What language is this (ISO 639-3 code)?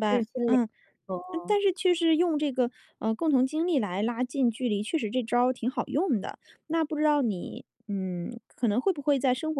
zho